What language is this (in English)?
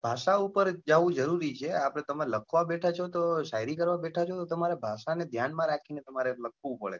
Gujarati